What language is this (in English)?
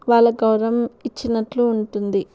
Telugu